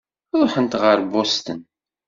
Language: Kabyle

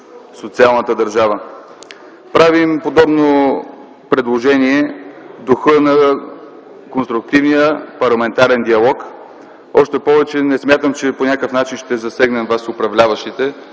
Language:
Bulgarian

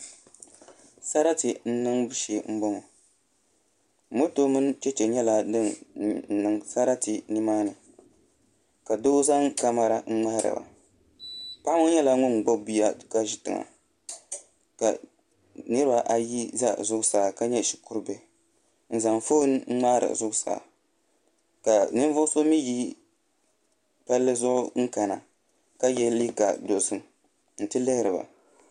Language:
Dagbani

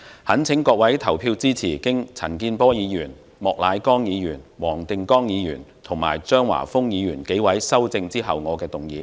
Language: Cantonese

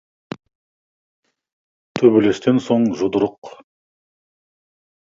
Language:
Kazakh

